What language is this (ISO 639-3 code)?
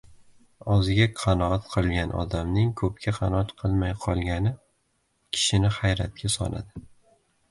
uzb